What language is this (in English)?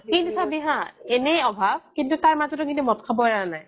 Assamese